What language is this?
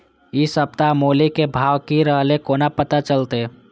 Maithili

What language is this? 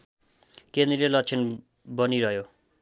Nepali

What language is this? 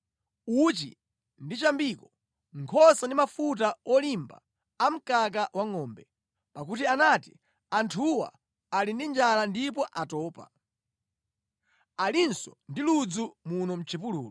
Nyanja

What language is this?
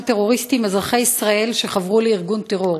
Hebrew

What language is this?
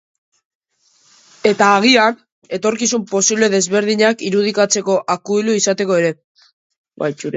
Basque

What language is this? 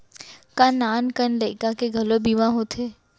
Chhattisgarhi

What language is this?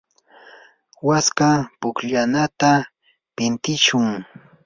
Yanahuanca Pasco Quechua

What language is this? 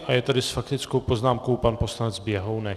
Czech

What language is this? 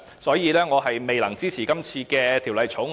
Cantonese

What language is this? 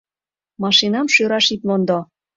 Mari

